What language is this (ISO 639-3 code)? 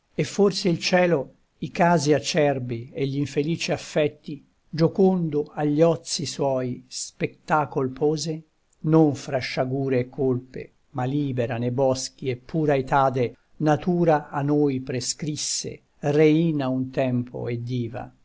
ita